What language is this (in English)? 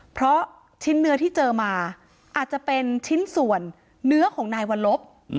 Thai